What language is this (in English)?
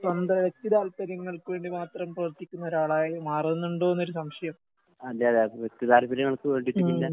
Malayalam